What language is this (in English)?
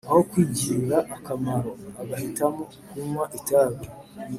Kinyarwanda